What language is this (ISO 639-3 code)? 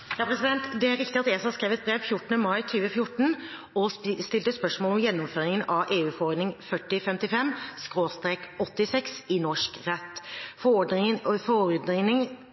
nob